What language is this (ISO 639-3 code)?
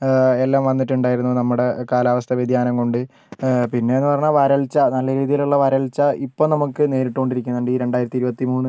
mal